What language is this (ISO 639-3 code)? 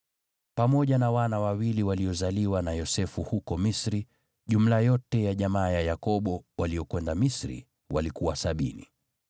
swa